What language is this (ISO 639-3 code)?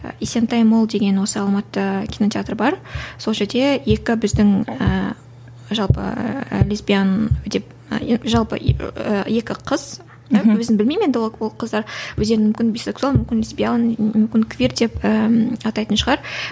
kaz